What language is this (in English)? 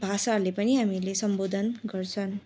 Nepali